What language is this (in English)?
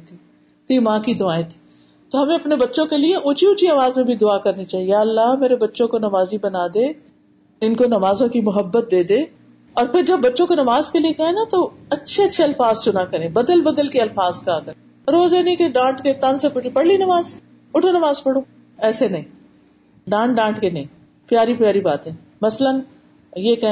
Urdu